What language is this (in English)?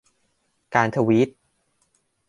Thai